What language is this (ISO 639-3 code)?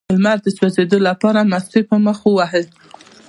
pus